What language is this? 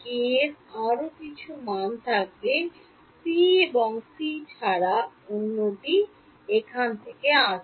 Bangla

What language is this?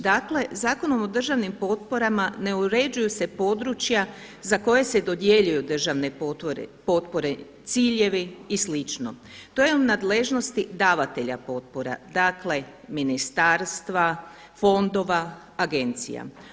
Croatian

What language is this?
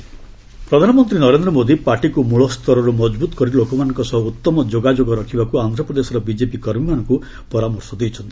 Odia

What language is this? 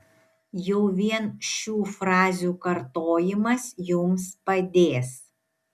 Lithuanian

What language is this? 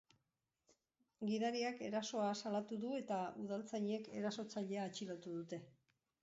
Basque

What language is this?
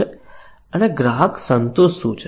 Gujarati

